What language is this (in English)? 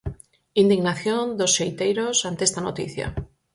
Galician